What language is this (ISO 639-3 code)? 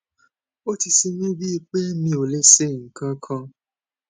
yor